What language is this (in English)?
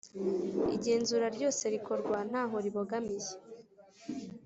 Kinyarwanda